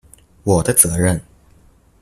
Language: Chinese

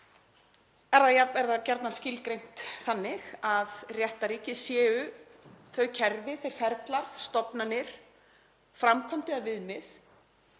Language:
Icelandic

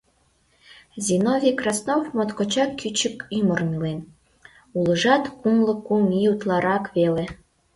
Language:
Mari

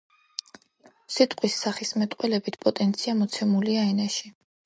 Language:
Georgian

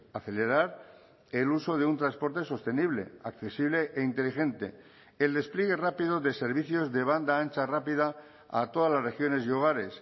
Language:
Spanish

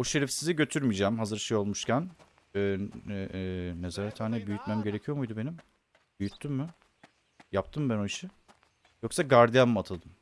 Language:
Turkish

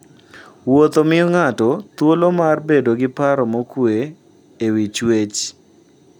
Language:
Luo (Kenya and Tanzania)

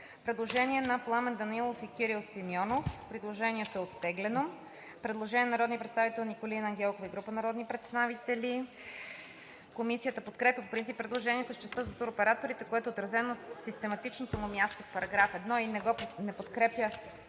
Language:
Bulgarian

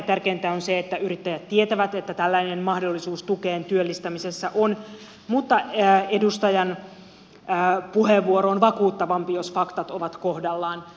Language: Finnish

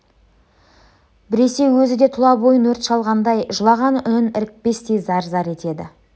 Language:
Kazakh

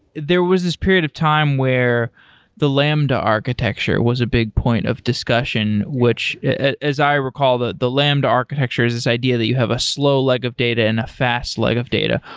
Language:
English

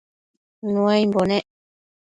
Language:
Matsés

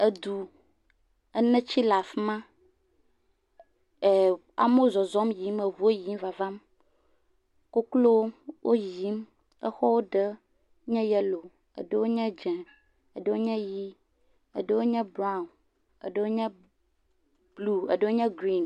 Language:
Ewe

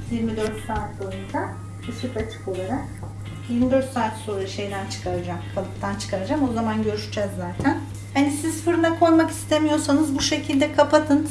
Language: Turkish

